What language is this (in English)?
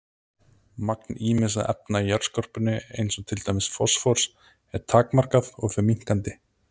Icelandic